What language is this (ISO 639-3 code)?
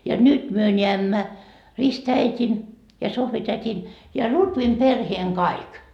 fin